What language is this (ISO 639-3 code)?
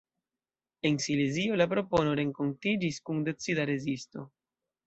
epo